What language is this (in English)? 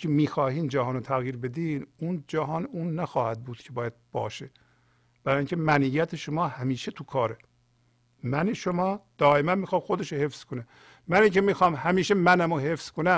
Persian